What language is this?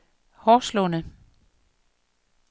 Danish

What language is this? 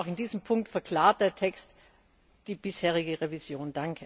German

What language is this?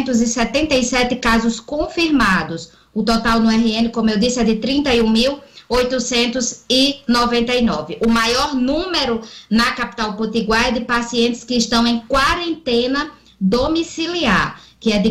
Portuguese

